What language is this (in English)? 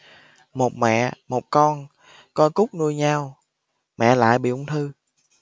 Vietnamese